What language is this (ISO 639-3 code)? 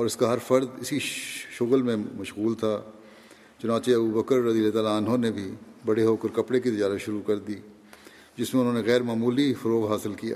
urd